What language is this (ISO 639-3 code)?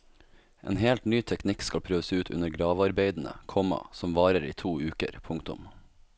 nor